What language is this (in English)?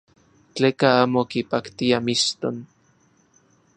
Central Puebla Nahuatl